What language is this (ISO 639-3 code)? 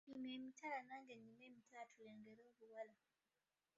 lug